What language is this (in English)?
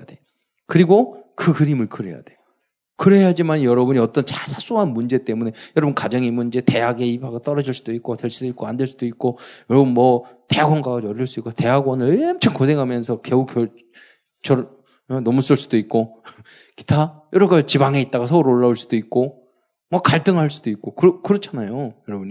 Korean